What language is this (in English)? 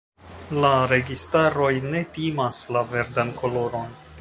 Esperanto